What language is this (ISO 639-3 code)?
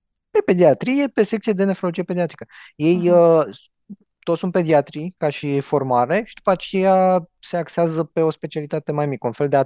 ron